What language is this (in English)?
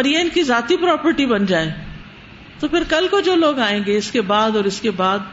Urdu